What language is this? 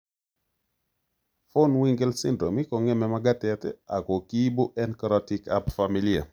Kalenjin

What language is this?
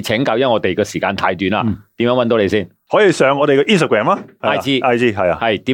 Chinese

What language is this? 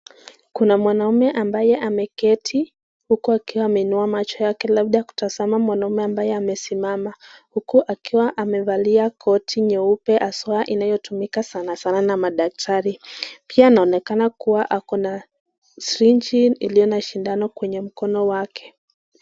Swahili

